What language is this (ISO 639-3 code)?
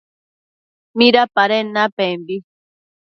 mcf